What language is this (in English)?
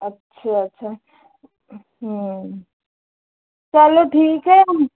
Hindi